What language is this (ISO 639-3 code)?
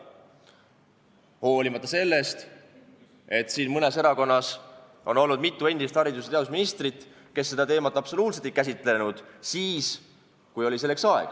est